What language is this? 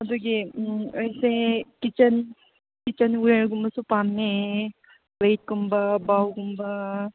Manipuri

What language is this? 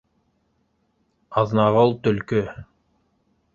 Bashkir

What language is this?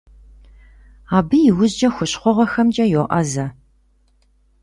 Kabardian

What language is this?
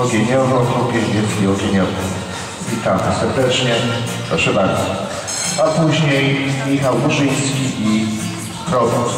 Polish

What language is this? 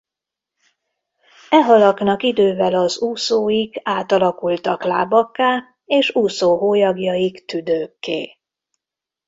Hungarian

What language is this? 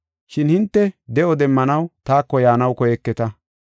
Gofa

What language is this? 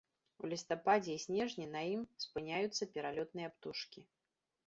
Belarusian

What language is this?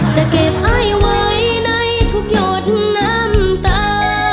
Thai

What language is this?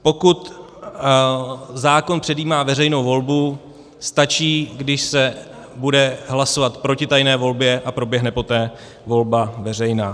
Czech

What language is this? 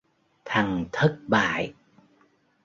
Vietnamese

